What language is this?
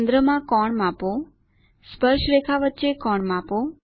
Gujarati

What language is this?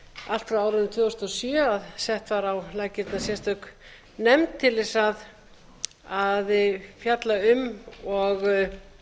Icelandic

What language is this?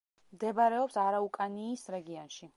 Georgian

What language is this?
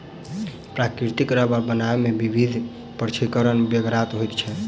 Maithili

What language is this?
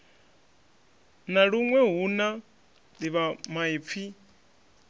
Venda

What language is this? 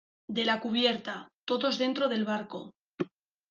Spanish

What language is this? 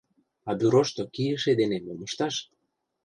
Mari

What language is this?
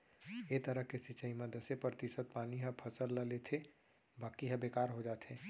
Chhattisgarhi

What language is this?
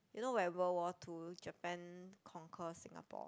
English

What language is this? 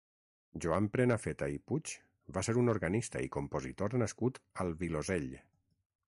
Catalan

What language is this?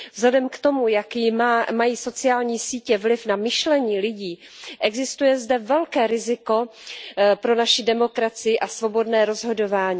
Czech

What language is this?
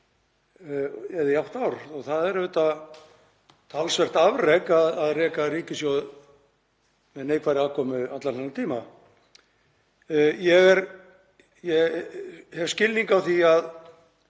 Icelandic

